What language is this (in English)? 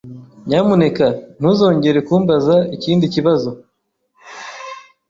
Kinyarwanda